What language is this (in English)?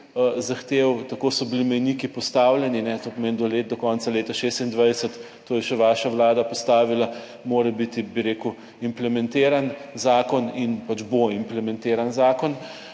Slovenian